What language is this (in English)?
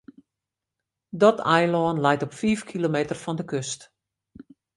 Western Frisian